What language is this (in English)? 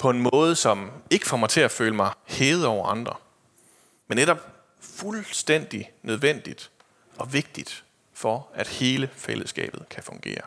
Danish